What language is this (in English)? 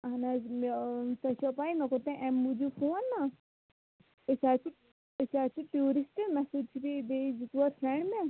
Kashmiri